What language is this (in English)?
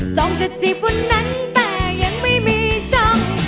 Thai